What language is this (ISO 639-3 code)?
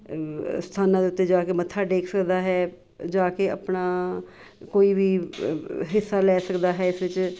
pan